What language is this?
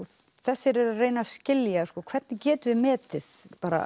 Icelandic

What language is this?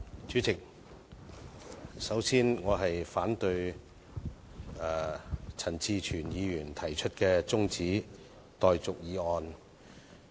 Cantonese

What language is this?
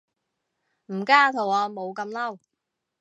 Cantonese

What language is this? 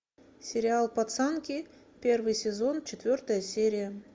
Russian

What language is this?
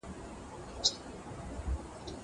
Pashto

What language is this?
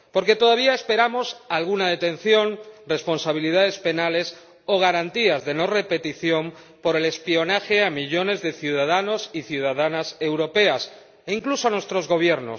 Spanish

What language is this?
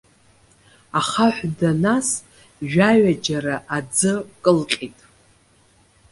Abkhazian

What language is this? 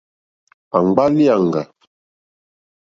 Mokpwe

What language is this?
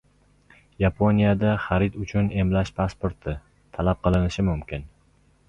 Uzbek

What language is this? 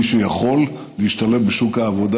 Hebrew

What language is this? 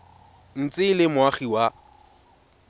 Tswana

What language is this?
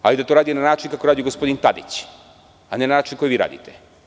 Serbian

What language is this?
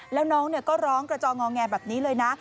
Thai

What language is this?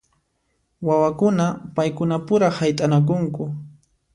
Puno Quechua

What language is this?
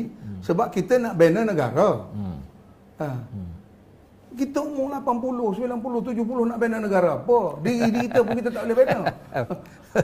Malay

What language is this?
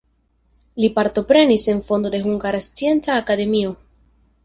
Esperanto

